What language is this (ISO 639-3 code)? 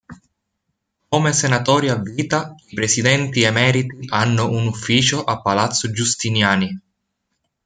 ita